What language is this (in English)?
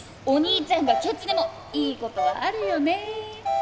Japanese